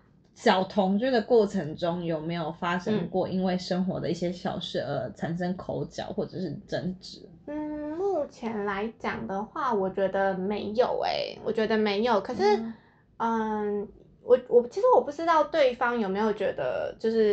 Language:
Chinese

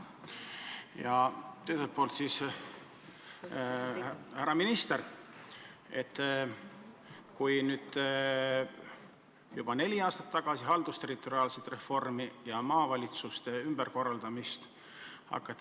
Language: Estonian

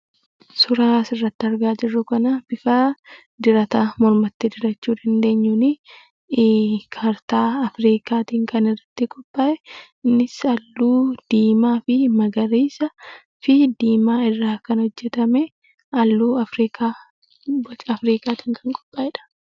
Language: Oromo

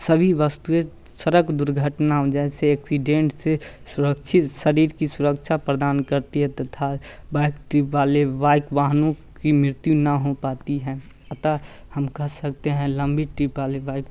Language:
Hindi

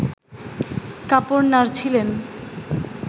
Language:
Bangla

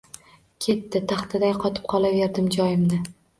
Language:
Uzbek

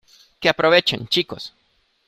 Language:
Spanish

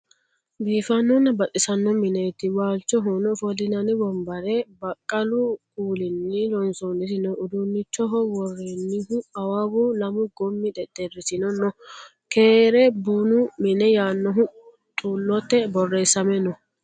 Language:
Sidamo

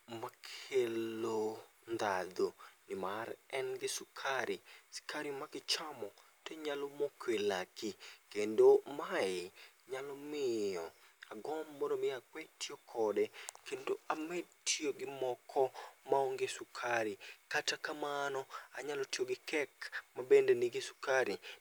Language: Luo (Kenya and Tanzania)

